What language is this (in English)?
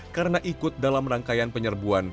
Indonesian